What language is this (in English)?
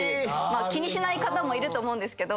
Japanese